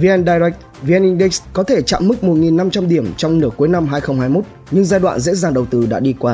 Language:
Vietnamese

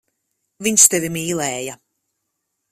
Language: Latvian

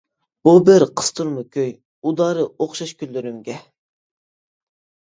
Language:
Uyghur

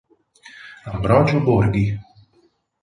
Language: Italian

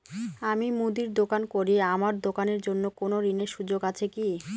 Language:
Bangla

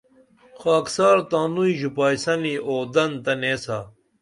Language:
Dameli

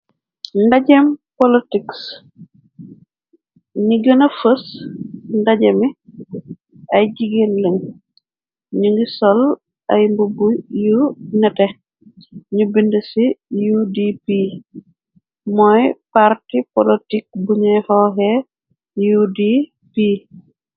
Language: Wolof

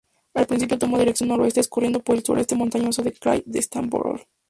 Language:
Spanish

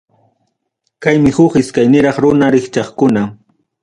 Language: Ayacucho Quechua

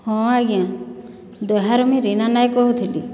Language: Odia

